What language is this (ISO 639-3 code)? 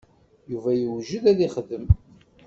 kab